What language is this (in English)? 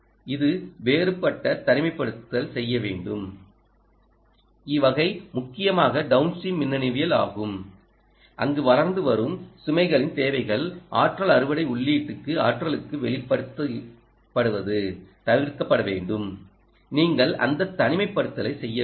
Tamil